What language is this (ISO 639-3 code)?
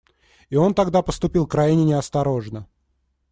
rus